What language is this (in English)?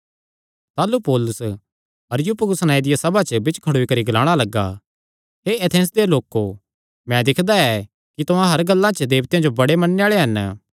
Kangri